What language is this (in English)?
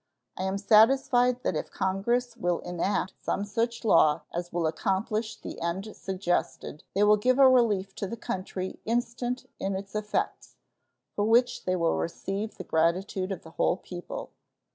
English